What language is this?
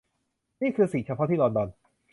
Thai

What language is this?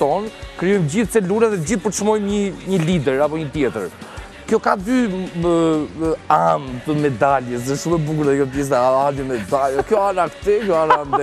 Romanian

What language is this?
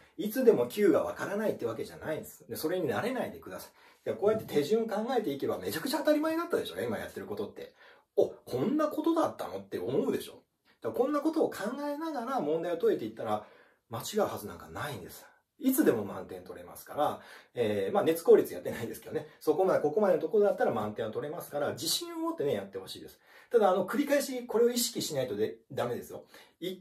Japanese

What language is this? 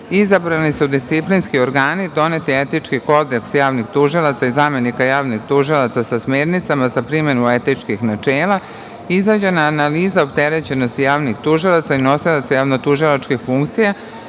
Serbian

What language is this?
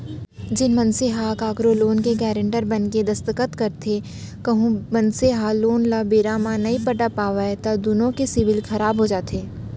Chhattisgarhi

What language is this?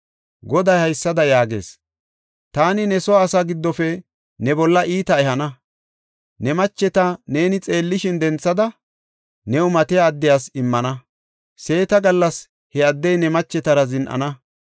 Gofa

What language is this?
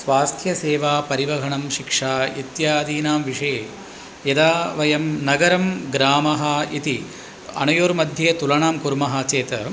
Sanskrit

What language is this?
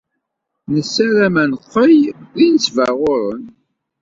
Kabyle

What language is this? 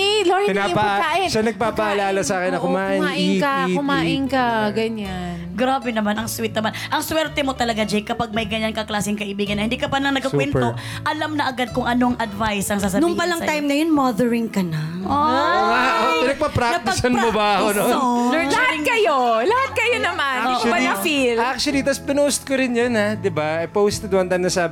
Filipino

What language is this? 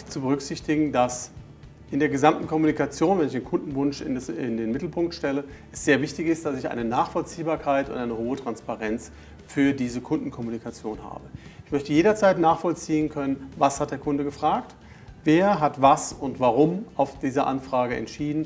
German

